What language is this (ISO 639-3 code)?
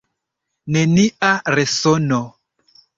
epo